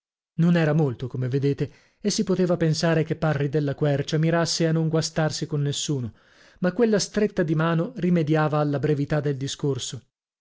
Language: Italian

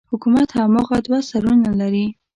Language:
Pashto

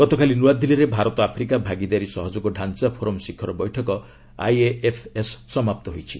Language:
Odia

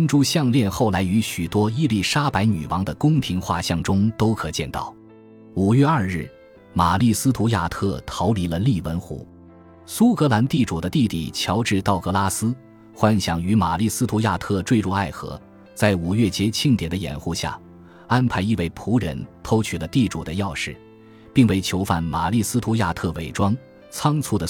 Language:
Chinese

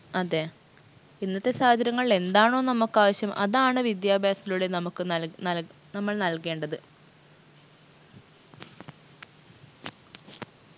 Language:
Malayalam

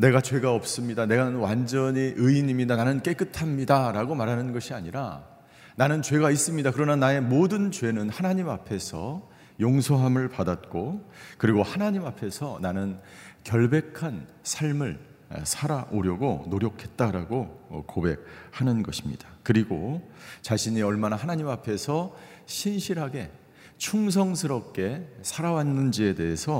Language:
Korean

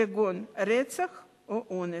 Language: Hebrew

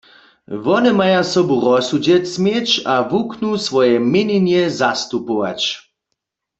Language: Upper Sorbian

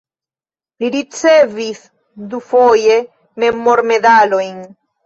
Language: Esperanto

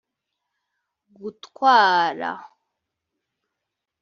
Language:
Kinyarwanda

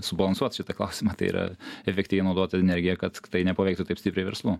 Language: Lithuanian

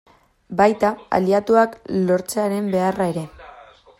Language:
Basque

